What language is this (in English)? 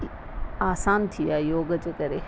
Sindhi